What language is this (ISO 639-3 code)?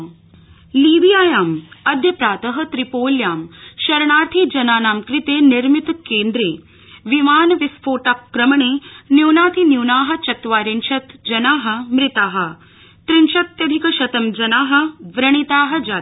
san